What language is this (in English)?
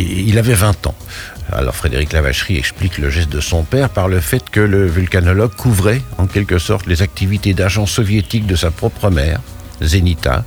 French